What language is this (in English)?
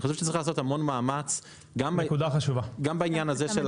Hebrew